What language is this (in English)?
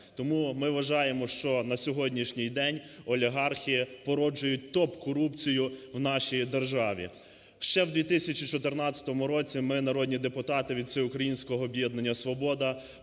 Ukrainian